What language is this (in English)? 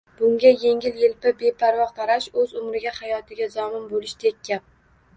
Uzbek